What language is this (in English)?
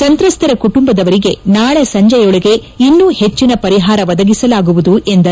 Kannada